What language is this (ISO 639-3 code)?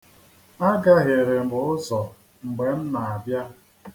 ibo